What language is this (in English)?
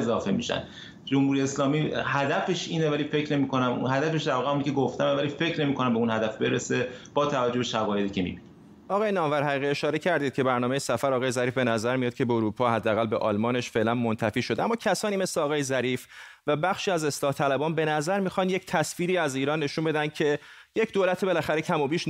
Persian